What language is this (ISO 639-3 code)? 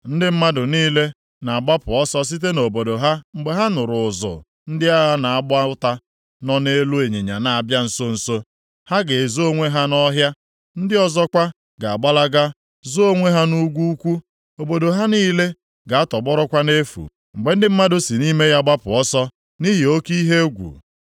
ibo